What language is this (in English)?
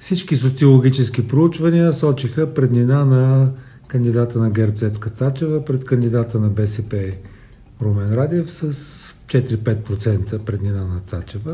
Bulgarian